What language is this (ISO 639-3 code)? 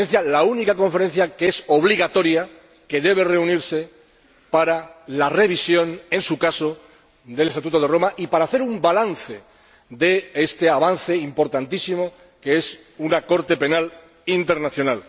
spa